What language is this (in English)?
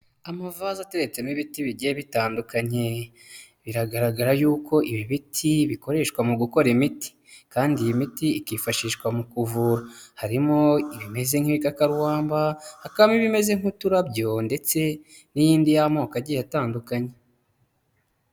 Kinyarwanda